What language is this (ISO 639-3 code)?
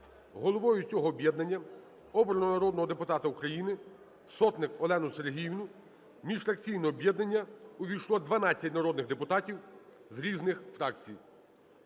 ukr